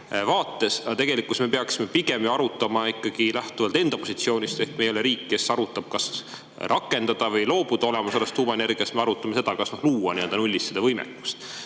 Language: Estonian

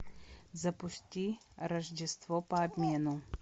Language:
Russian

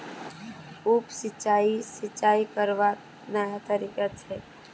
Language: Magahi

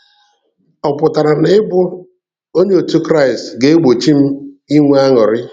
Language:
Igbo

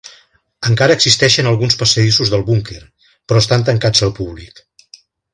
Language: Catalan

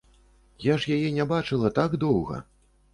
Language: Belarusian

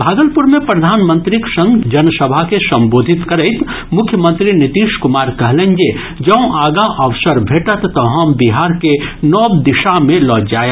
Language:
Maithili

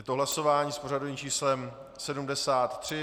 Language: Czech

